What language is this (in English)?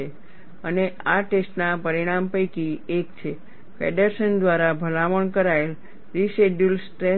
Gujarati